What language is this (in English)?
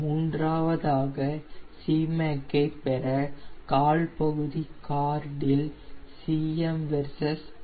Tamil